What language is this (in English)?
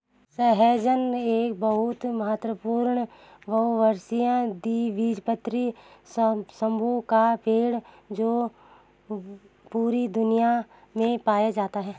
Hindi